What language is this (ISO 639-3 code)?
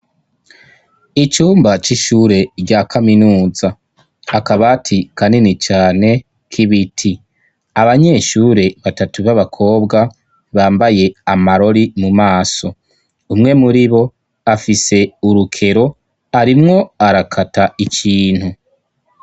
run